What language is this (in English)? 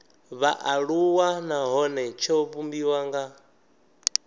Venda